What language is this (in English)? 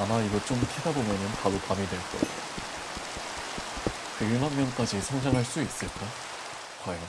Korean